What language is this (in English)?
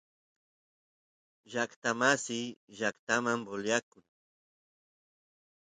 Santiago del Estero Quichua